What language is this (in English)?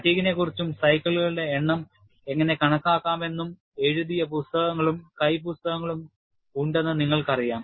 Malayalam